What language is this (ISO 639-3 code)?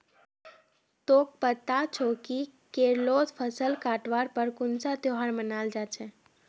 mag